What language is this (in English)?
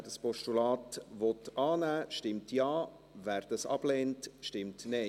Swiss German